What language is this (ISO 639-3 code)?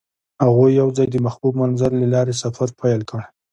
pus